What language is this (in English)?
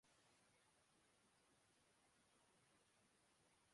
Urdu